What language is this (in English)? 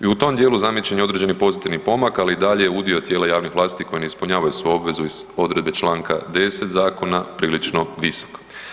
Croatian